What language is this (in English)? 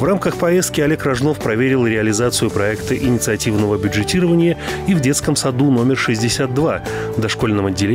Russian